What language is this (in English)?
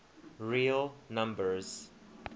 English